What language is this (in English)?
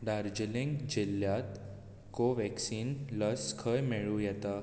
Konkani